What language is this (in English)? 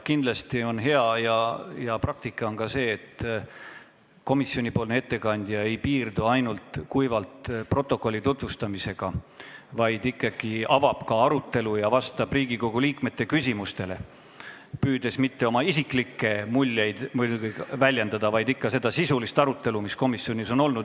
Estonian